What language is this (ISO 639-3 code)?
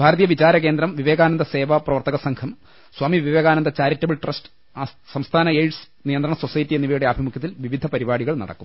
mal